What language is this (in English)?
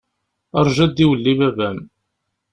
Kabyle